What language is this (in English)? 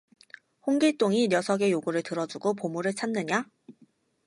Korean